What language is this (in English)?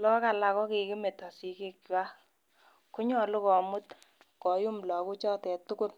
Kalenjin